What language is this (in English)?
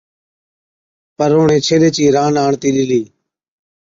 Od